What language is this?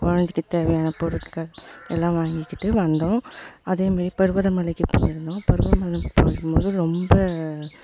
Tamil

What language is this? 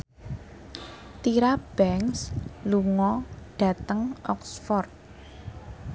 Javanese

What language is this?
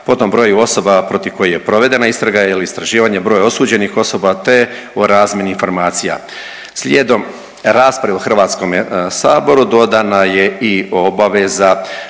Croatian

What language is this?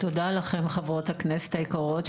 Hebrew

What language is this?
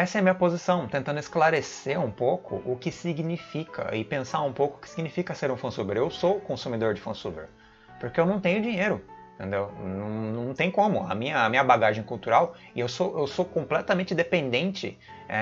Portuguese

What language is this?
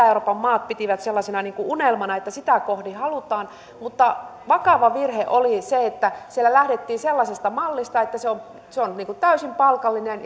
Finnish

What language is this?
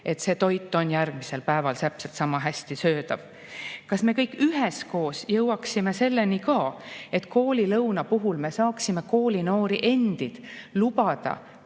Estonian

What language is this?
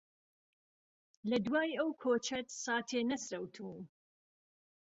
Central Kurdish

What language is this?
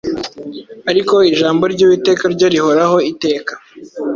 Kinyarwanda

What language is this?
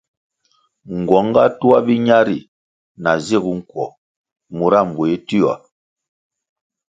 Kwasio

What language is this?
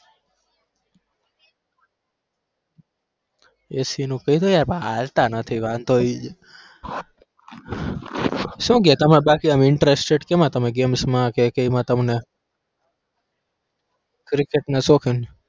Gujarati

